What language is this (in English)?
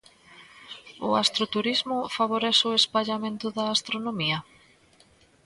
Galician